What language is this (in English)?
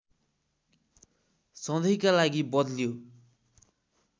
Nepali